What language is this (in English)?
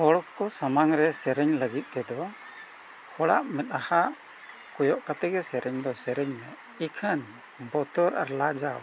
Santali